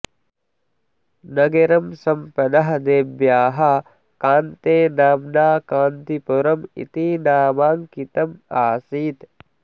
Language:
Sanskrit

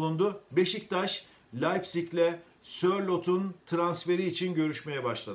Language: Turkish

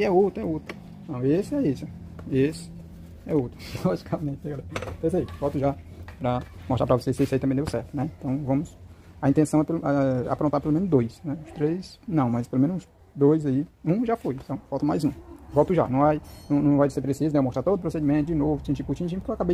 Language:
Portuguese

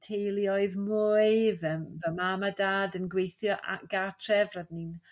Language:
Welsh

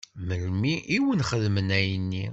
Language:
Kabyle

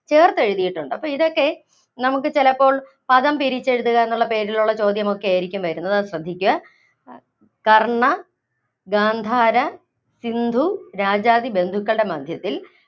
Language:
Malayalam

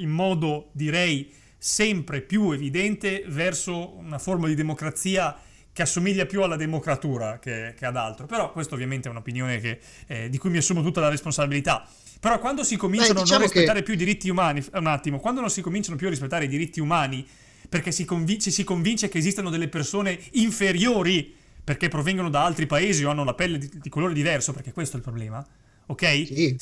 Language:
Italian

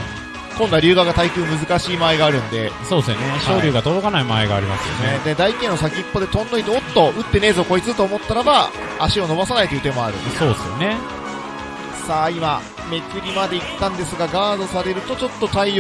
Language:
Japanese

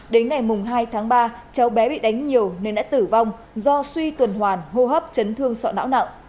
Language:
Vietnamese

